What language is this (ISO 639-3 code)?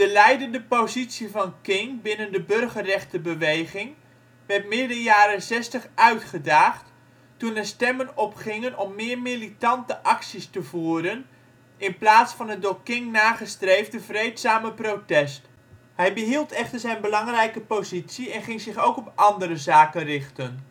nld